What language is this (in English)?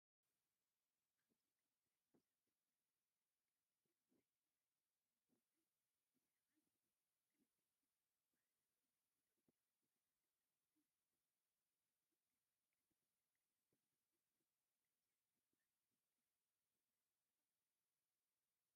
Tigrinya